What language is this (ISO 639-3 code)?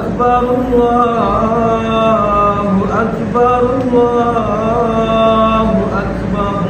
ara